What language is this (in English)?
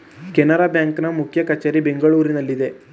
Kannada